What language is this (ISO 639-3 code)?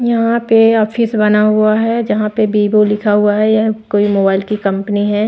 hin